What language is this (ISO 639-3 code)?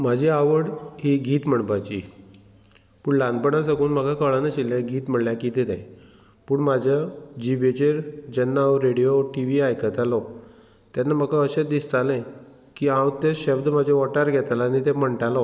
kok